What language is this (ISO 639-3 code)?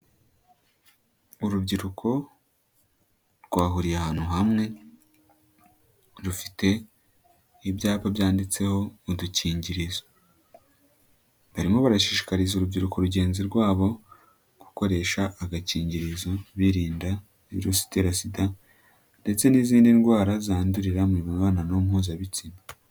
kin